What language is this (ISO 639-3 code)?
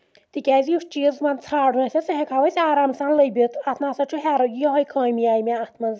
kas